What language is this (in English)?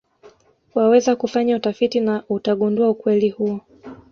Swahili